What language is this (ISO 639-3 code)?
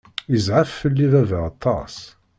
kab